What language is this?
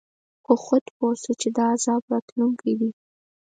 Pashto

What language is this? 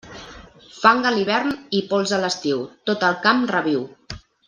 Catalan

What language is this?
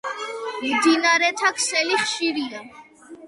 Georgian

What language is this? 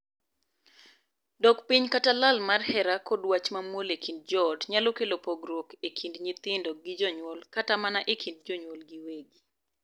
Luo (Kenya and Tanzania)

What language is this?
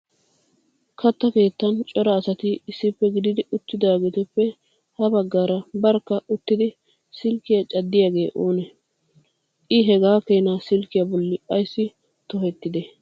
Wolaytta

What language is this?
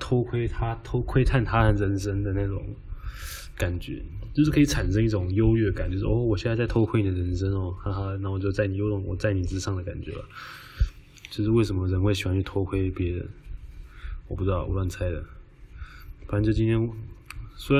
Chinese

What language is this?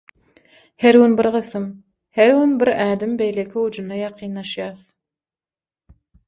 Turkmen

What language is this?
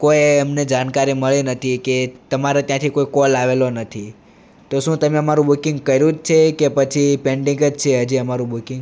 Gujarati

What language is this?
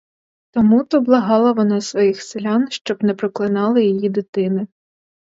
Ukrainian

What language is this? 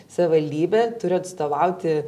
Lithuanian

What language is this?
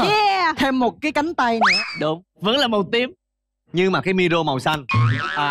Vietnamese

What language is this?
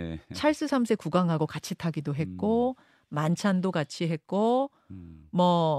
Korean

